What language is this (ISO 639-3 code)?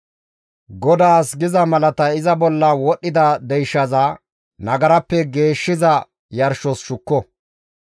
gmv